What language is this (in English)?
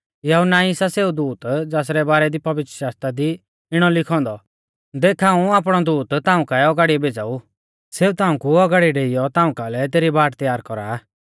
Mahasu Pahari